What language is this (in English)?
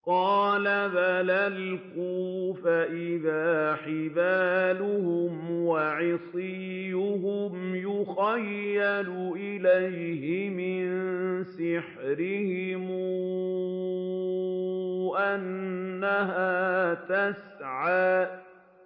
Arabic